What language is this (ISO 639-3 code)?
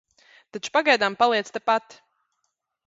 lav